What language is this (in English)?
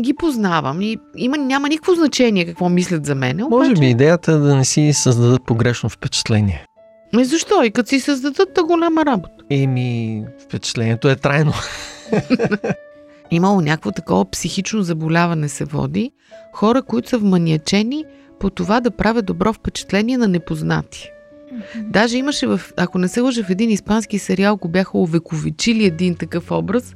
Bulgarian